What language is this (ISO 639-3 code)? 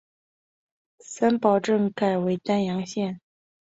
zho